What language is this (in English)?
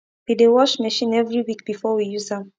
Nigerian Pidgin